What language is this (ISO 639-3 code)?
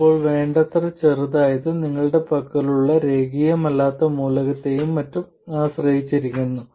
mal